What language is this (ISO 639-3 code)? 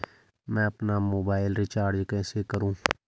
hin